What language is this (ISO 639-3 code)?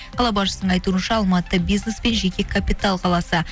kaz